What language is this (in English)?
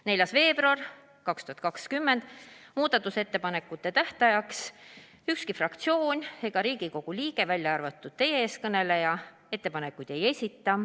Estonian